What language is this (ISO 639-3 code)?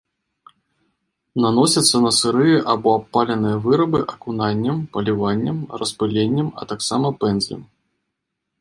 bel